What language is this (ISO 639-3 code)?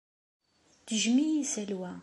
kab